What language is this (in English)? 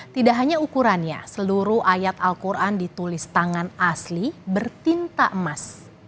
Indonesian